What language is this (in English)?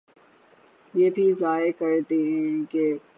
Urdu